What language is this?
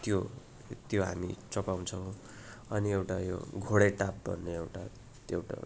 Nepali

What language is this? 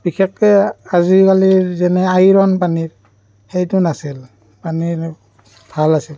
Assamese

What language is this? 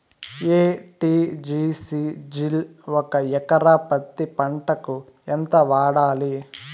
Telugu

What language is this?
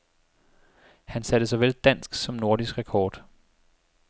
Danish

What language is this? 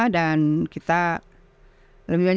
Indonesian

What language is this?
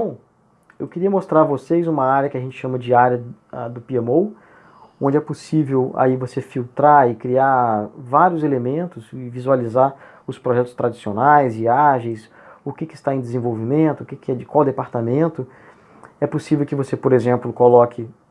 Portuguese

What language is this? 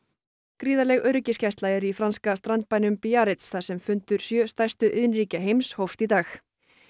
Icelandic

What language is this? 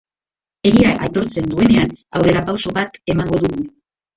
Basque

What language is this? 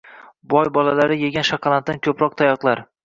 Uzbek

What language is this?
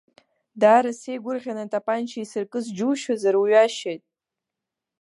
Abkhazian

